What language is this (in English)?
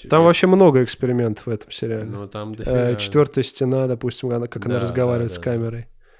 Russian